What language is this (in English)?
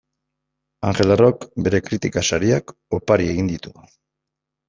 Basque